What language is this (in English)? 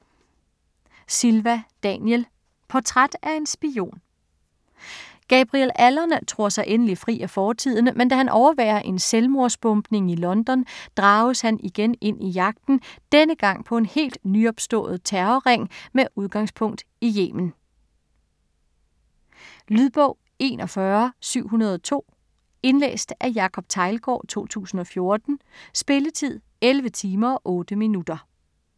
Danish